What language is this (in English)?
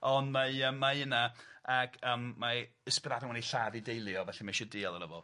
Welsh